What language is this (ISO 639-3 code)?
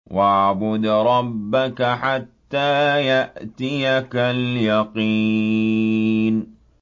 ara